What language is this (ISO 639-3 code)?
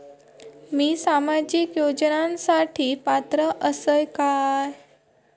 mar